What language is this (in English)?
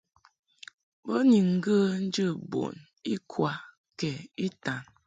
Mungaka